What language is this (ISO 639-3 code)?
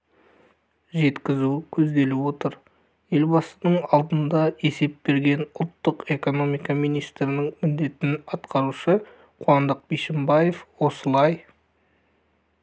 kaz